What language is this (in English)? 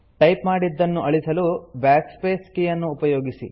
Kannada